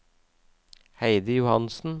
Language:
Norwegian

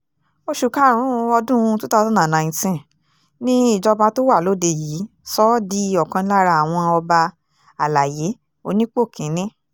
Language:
Yoruba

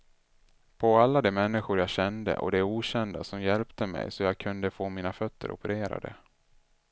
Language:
Swedish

